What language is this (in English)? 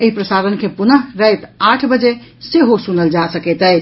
Maithili